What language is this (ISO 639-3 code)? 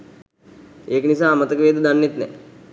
sin